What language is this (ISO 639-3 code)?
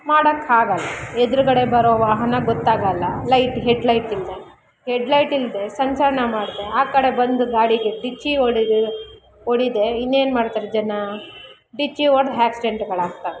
kan